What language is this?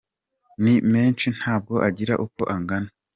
Kinyarwanda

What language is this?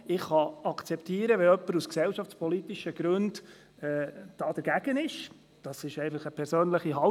Swiss German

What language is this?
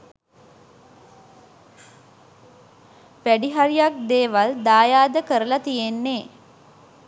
Sinhala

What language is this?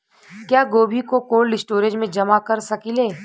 Bhojpuri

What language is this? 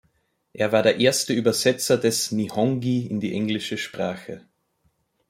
German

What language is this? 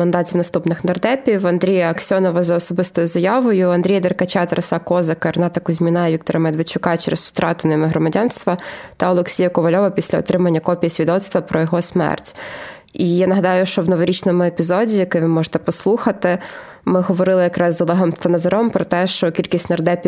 Ukrainian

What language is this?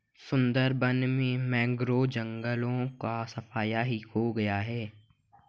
Hindi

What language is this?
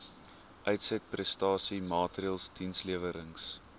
Afrikaans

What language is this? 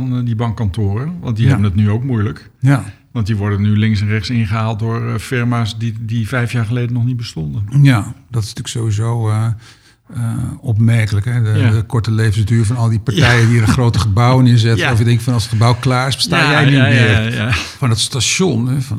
Dutch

